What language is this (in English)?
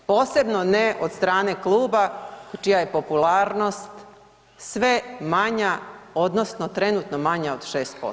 Croatian